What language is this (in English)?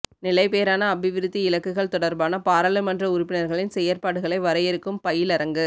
Tamil